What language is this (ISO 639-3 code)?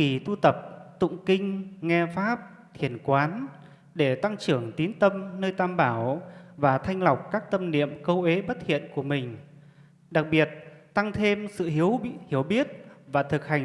vie